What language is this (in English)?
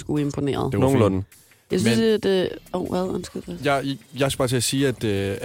Danish